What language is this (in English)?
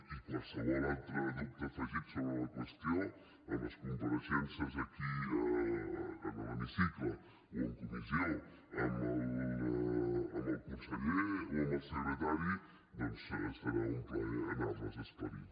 Catalan